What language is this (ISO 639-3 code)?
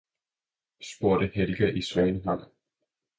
dan